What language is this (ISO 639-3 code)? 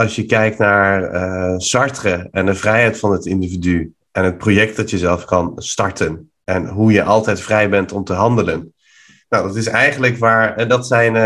nld